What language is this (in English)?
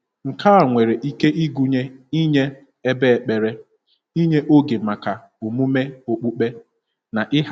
Igbo